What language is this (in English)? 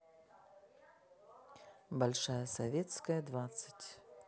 Russian